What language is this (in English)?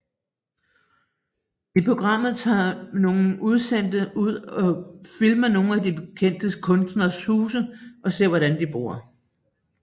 Danish